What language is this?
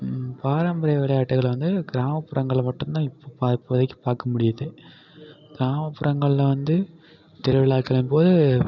Tamil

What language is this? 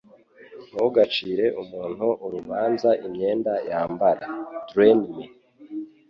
Kinyarwanda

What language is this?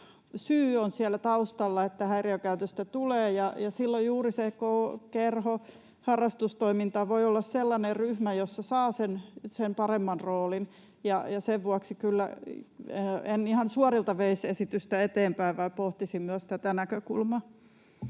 Finnish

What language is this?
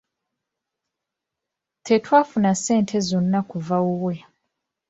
Ganda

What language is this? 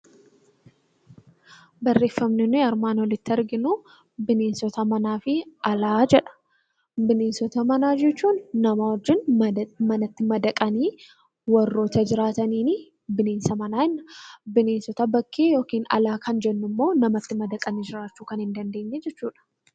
Oromo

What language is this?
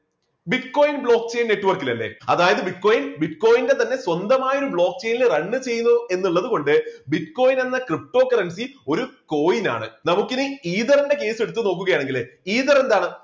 Malayalam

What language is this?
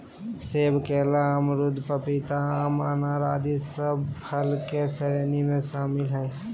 Magahi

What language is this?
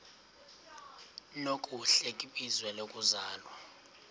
Xhosa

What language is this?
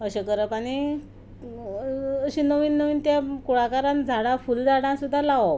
Konkani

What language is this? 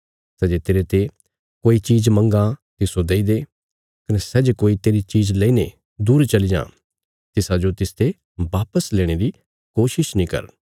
Bilaspuri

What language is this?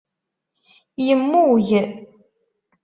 Kabyle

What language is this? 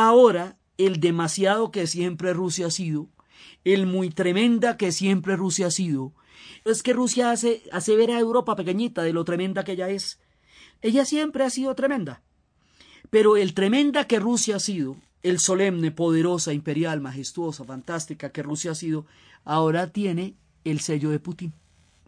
Spanish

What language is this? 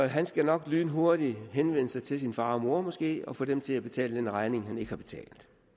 Danish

